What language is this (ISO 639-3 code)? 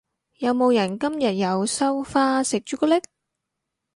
yue